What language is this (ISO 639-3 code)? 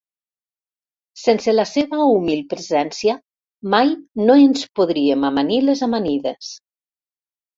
cat